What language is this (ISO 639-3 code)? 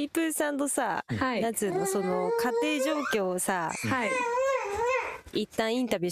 jpn